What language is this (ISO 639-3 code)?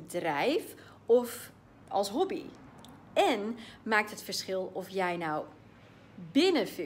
nld